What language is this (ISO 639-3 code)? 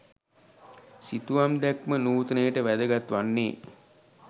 sin